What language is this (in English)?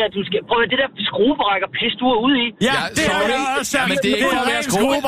Danish